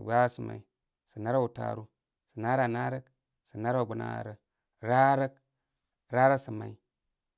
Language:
Koma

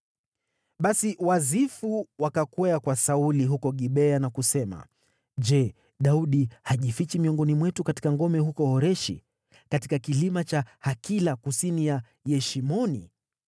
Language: Swahili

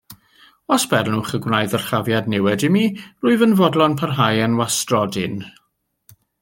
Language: Welsh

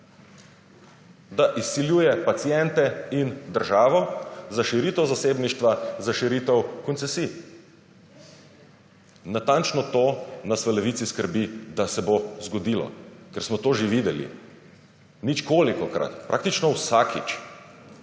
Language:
Slovenian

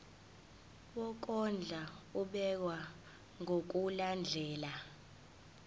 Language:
Zulu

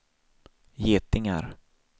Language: Swedish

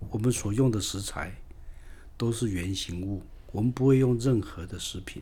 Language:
Chinese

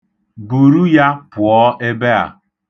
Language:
Igbo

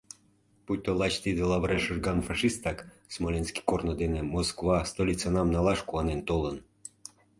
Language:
Mari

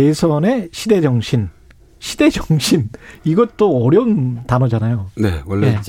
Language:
Korean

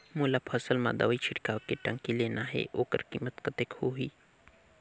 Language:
Chhattisgarhi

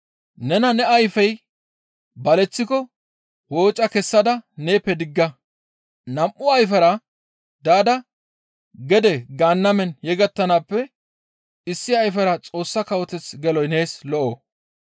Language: Gamo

